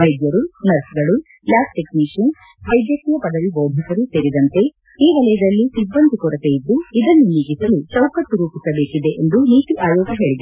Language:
Kannada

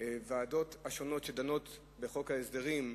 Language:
Hebrew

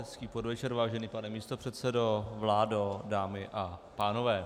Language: Czech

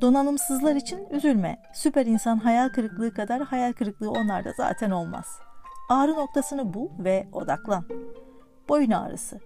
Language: Turkish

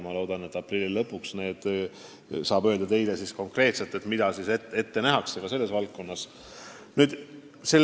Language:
Estonian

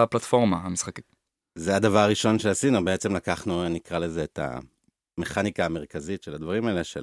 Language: Hebrew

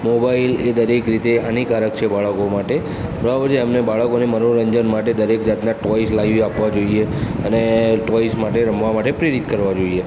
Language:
Gujarati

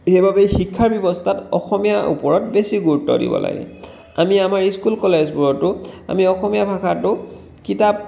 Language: Assamese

